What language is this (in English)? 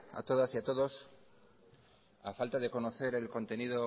Spanish